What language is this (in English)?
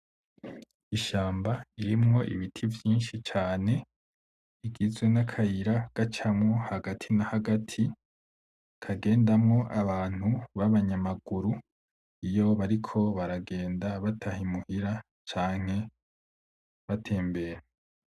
Rundi